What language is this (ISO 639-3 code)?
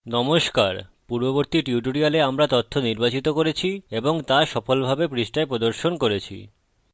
ben